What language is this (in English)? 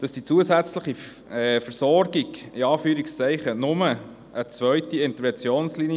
Swiss German